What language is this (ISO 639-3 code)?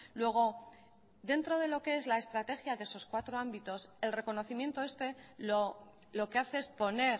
spa